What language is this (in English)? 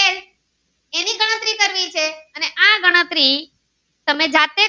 Gujarati